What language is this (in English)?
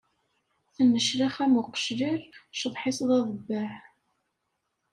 Kabyle